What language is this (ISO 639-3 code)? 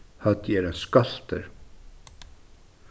fao